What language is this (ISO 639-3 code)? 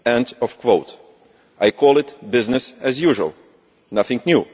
eng